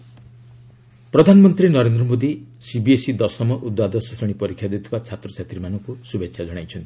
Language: Odia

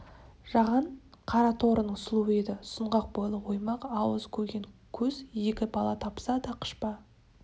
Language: Kazakh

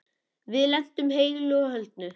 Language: Icelandic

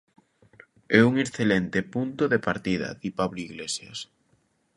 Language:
Galician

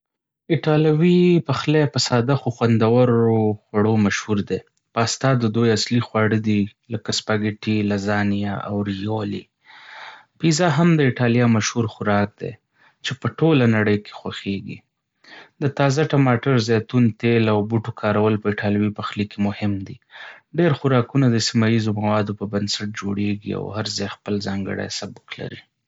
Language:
Pashto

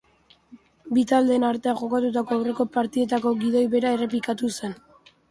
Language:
Basque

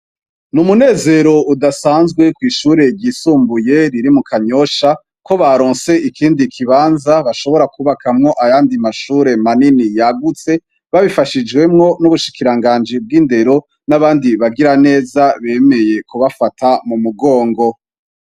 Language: Rundi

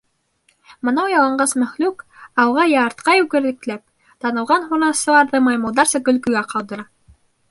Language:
Bashkir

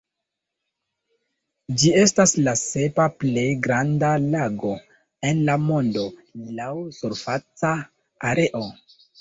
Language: Esperanto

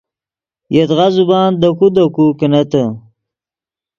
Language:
Yidgha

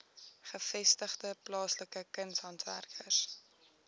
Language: Afrikaans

